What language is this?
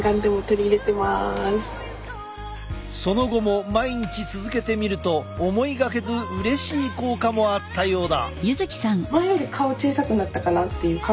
Japanese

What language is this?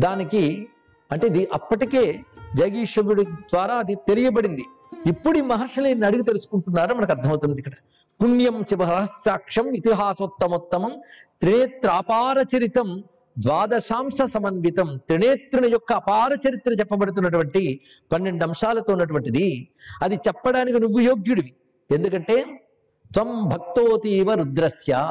Telugu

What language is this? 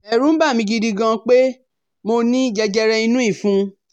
Yoruba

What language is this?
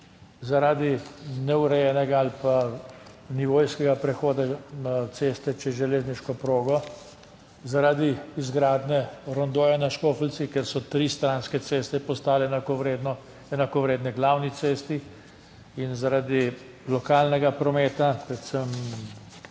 Slovenian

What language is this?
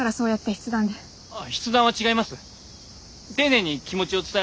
Japanese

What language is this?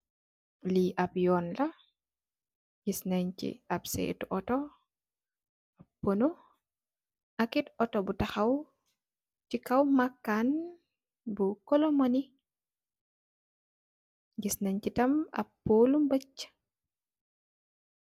Wolof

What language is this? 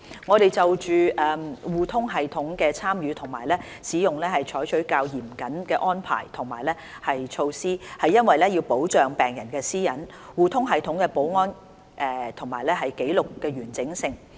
Cantonese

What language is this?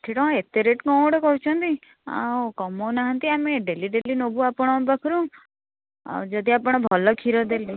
Odia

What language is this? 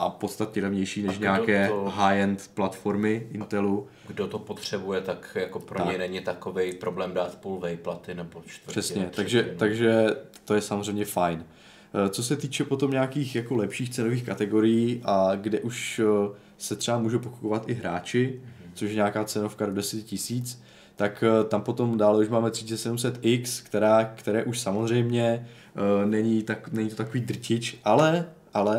Czech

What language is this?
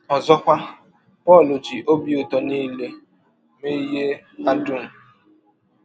Igbo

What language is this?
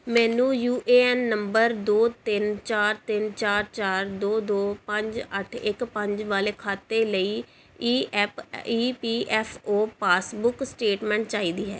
Punjabi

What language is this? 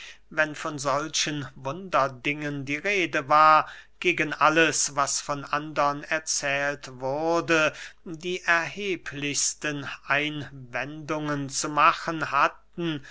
German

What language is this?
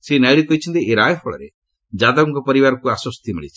Odia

